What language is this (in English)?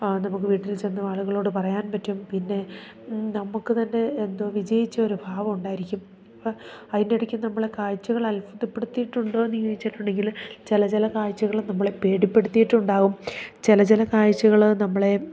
Malayalam